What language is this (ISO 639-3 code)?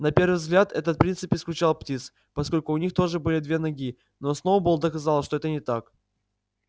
rus